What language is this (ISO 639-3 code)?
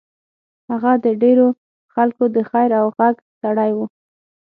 pus